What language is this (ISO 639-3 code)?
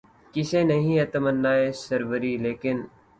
urd